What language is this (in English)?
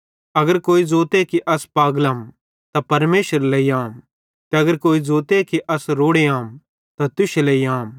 Bhadrawahi